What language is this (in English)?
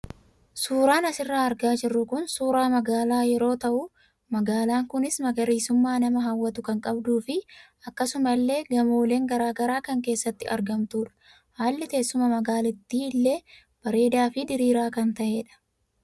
Oromo